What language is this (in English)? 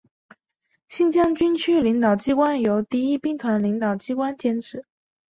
Chinese